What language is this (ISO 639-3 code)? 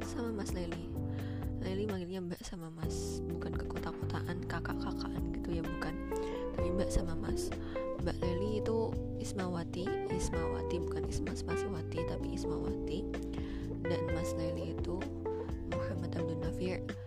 ind